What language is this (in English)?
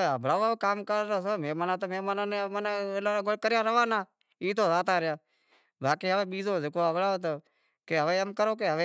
Wadiyara Koli